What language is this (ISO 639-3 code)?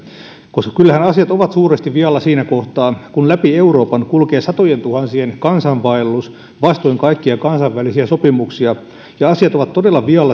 fin